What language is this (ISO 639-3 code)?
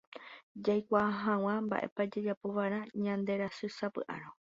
grn